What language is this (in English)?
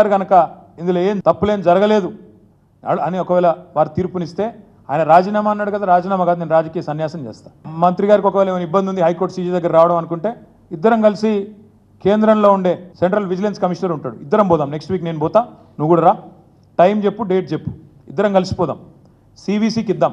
Telugu